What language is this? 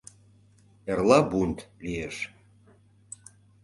Mari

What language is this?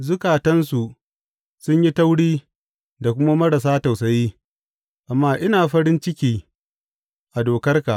Hausa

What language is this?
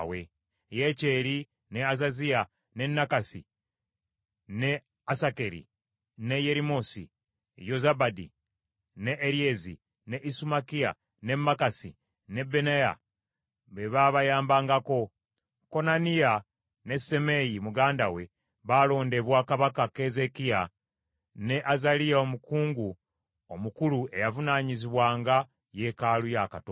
Ganda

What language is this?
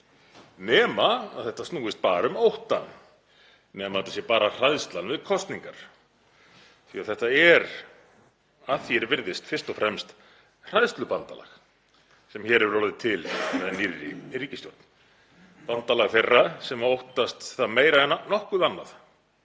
Icelandic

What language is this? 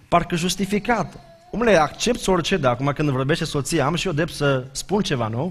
Romanian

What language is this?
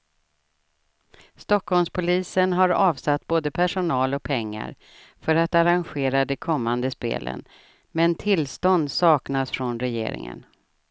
Swedish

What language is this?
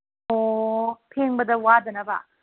Manipuri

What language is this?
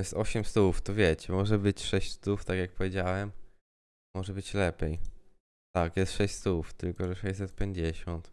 Polish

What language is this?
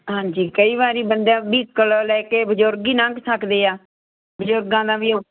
Punjabi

